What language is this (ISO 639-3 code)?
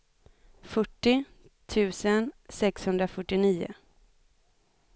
swe